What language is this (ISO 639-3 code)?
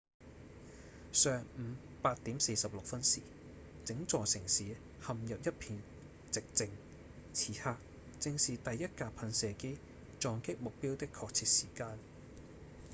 yue